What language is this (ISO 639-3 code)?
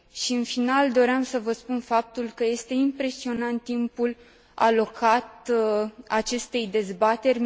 ron